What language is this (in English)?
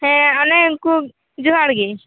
Santali